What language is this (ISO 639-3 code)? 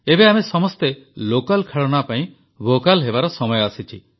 ori